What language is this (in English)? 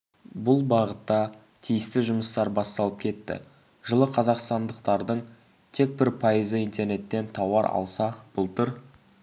Kazakh